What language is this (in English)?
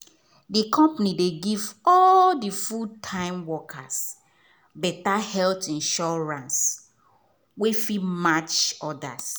Nigerian Pidgin